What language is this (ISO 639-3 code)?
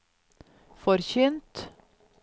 nor